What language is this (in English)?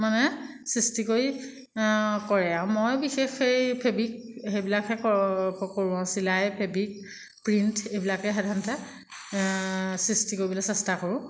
Assamese